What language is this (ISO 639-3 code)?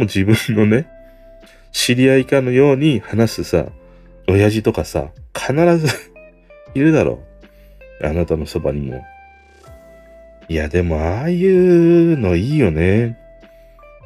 jpn